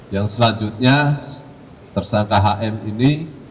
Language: Indonesian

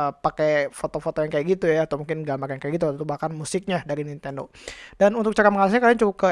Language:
Indonesian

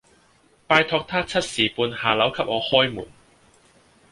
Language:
Cantonese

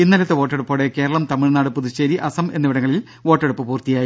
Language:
Malayalam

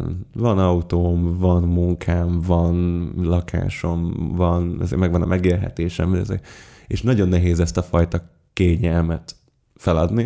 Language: Hungarian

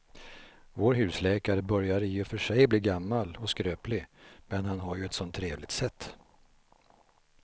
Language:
Swedish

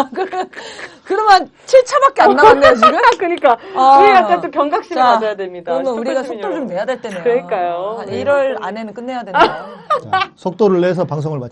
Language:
Korean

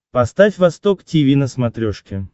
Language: Russian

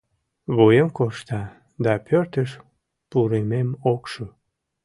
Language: Mari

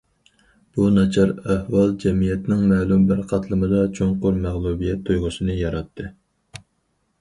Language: Uyghur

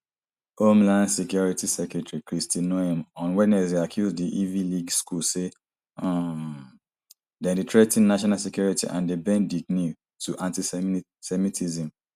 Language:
Nigerian Pidgin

